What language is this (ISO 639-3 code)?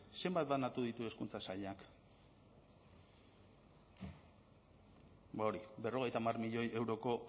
eus